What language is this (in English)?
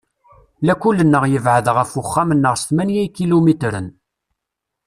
Kabyle